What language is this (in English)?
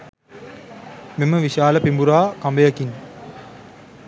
Sinhala